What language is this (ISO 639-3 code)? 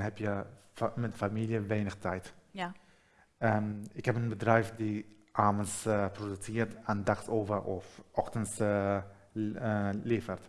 nld